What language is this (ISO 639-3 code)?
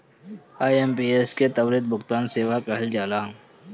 bho